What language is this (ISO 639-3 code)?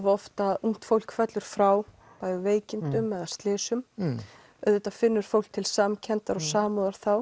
isl